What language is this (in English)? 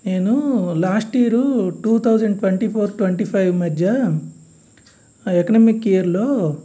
Telugu